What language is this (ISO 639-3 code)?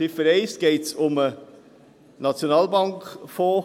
gsw